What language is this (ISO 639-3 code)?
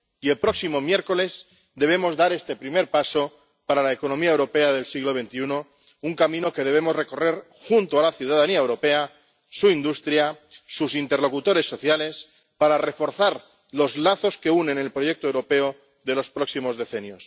spa